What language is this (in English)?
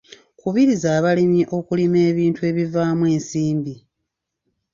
Ganda